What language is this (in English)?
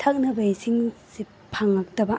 Manipuri